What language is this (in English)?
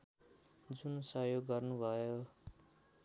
Nepali